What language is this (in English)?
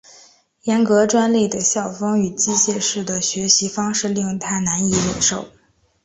Chinese